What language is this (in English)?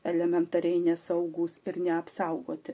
Lithuanian